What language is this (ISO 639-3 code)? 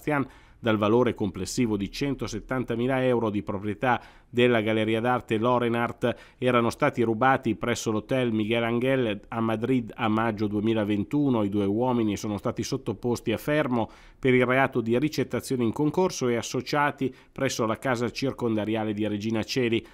ita